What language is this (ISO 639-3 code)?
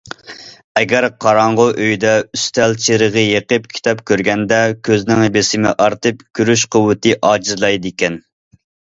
uig